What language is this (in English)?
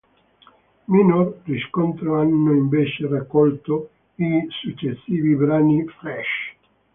Italian